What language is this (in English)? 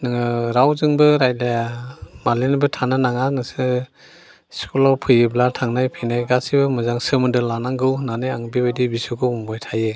Bodo